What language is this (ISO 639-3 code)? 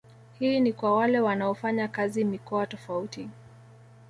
swa